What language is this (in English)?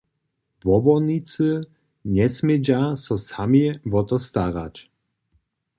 Upper Sorbian